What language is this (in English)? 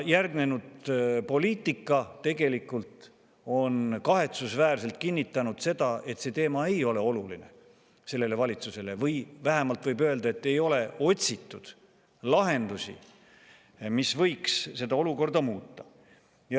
Estonian